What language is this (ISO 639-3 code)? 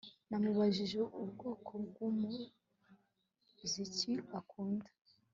kin